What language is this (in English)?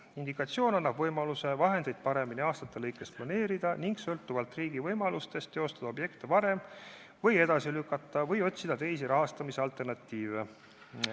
Estonian